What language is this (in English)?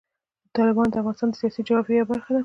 Pashto